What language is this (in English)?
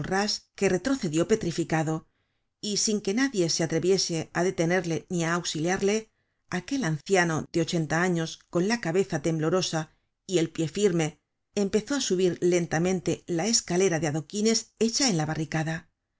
Spanish